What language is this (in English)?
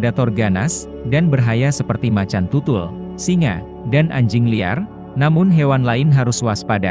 Indonesian